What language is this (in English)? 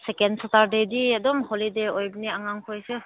Manipuri